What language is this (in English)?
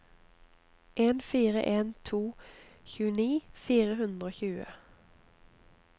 Norwegian